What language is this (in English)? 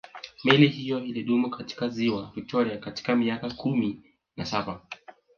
Swahili